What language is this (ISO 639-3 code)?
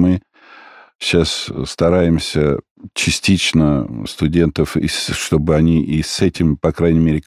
rus